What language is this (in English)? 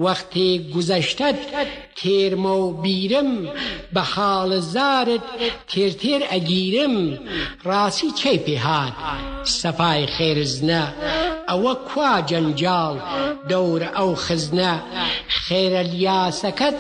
Persian